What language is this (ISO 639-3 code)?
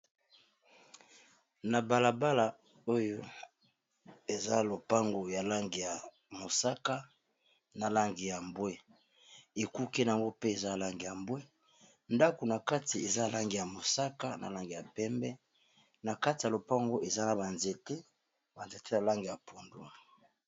lin